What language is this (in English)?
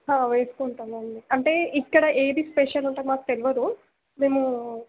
Telugu